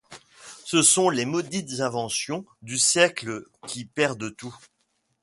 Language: French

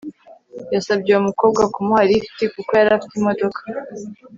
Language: Kinyarwanda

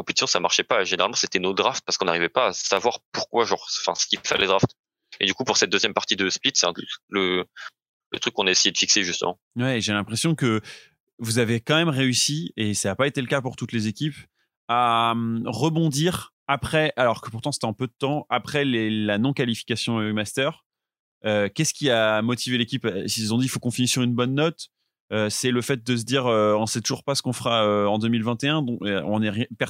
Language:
French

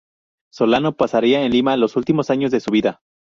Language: Spanish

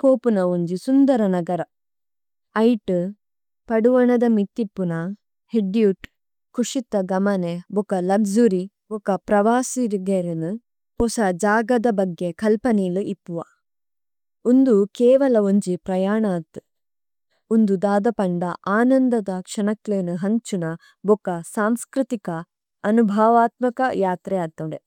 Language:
Tulu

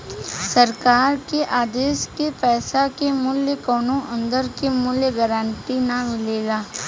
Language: Bhojpuri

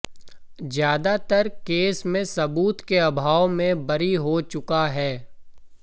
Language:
Hindi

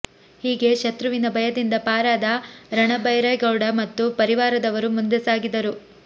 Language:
Kannada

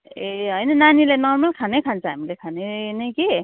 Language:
Nepali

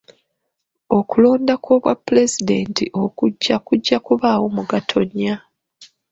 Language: Ganda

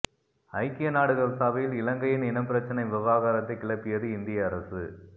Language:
Tamil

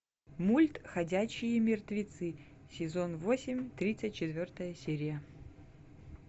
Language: Russian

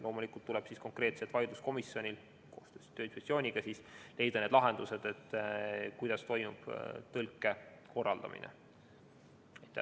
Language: Estonian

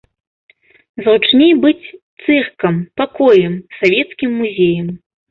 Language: Belarusian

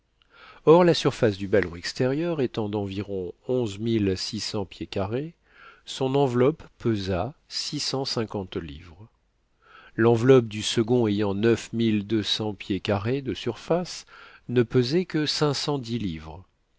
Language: French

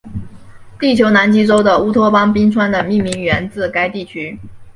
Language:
Chinese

